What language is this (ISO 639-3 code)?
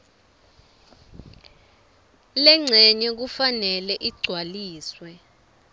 ssw